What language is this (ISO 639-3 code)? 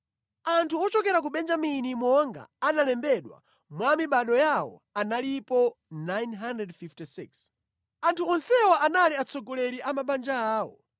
nya